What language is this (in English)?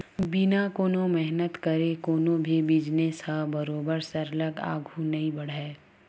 Chhattisgarhi